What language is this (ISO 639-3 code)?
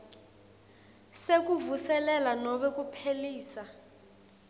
ssw